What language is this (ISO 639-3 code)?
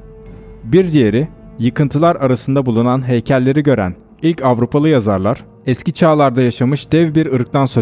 tur